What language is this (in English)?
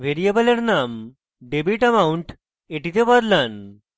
Bangla